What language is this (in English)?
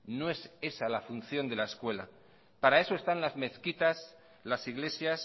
Spanish